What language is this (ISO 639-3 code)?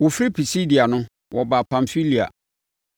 aka